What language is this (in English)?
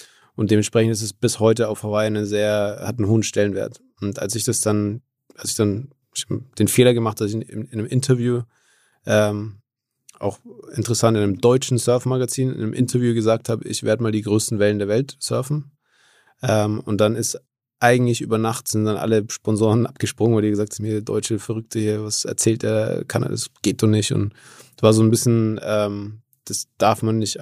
German